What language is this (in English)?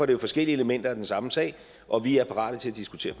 Danish